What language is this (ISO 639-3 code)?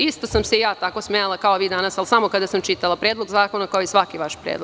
srp